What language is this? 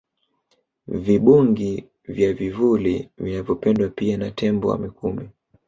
Swahili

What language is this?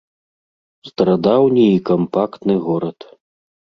Belarusian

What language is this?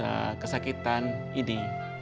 Indonesian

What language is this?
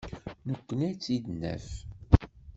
Kabyle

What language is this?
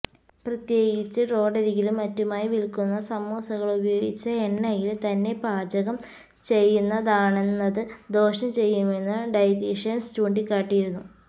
Malayalam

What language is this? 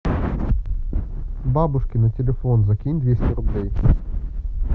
Russian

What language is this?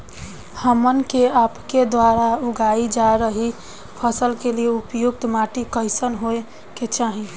Bhojpuri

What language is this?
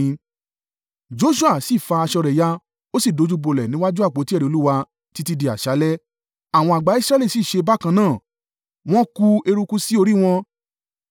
Yoruba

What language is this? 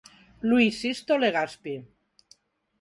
Galician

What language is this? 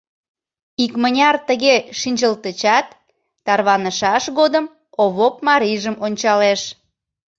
Mari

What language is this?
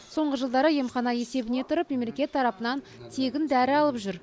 Kazakh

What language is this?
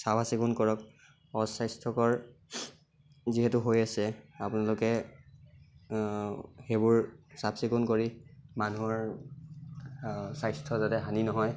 Assamese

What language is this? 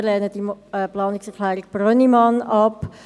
Swiss German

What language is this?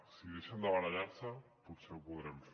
Catalan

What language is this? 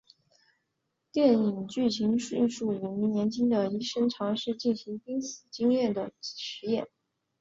Chinese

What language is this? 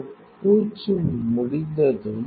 Tamil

